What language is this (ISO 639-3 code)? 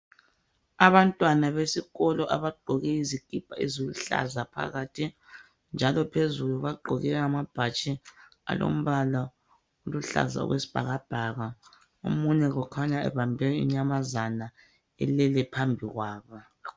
nde